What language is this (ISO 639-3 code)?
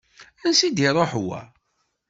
kab